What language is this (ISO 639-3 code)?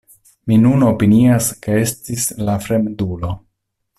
epo